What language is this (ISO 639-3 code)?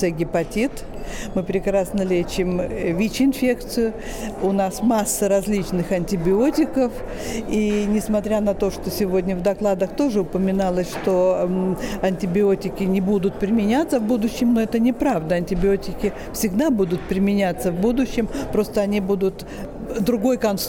rus